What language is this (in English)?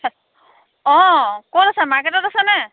Assamese